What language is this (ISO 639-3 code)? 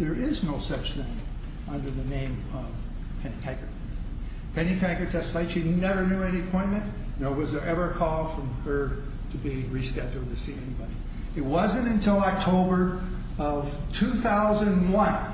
eng